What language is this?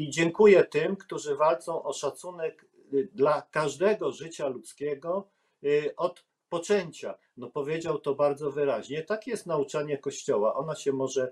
Polish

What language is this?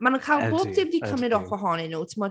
Welsh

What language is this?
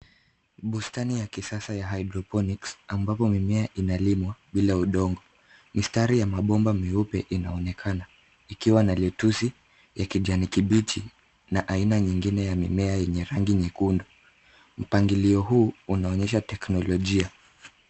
Swahili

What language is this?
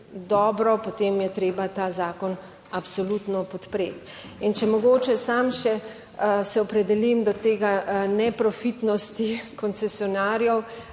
Slovenian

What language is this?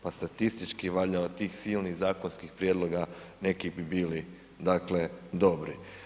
Croatian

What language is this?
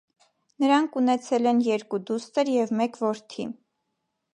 Armenian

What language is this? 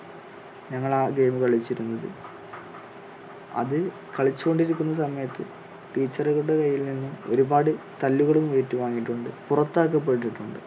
Malayalam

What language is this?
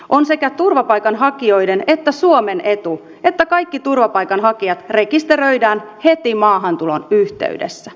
Finnish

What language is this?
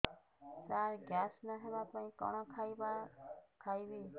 Odia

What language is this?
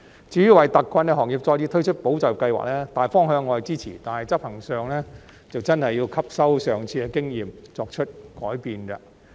Cantonese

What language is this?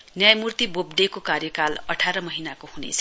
Nepali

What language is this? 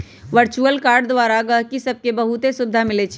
Magahi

